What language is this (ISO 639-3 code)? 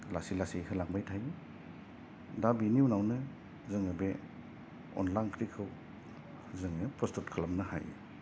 brx